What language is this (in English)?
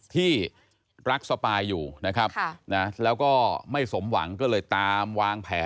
Thai